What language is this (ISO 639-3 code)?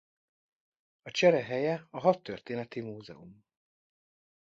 hun